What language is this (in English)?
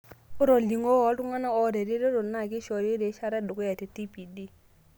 Masai